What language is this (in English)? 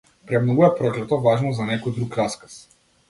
Macedonian